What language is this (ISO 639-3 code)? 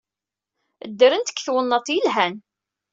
kab